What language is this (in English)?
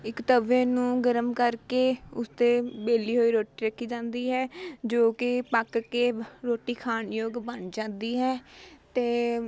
Punjabi